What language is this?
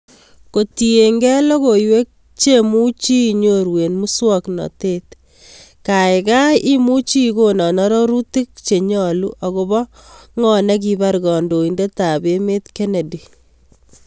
Kalenjin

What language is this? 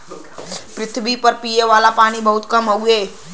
Bhojpuri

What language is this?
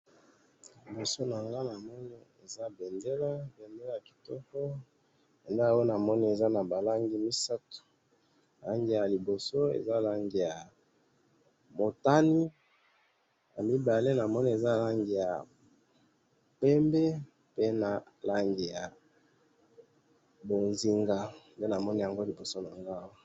Lingala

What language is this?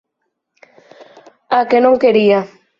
Galician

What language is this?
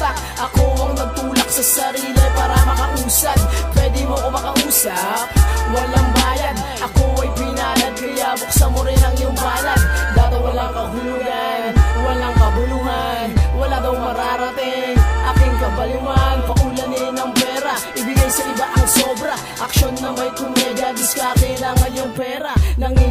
Polish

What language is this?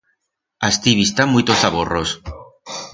Aragonese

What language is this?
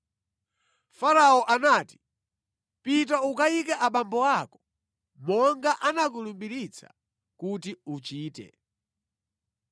Nyanja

